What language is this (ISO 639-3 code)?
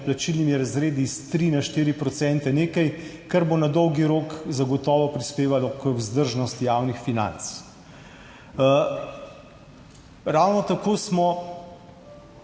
slv